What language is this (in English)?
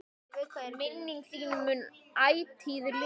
Icelandic